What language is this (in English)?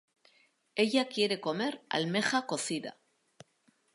Spanish